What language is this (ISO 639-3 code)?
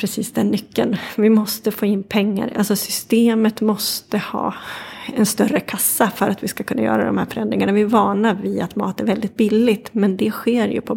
swe